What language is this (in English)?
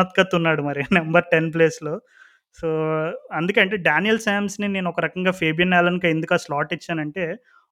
Telugu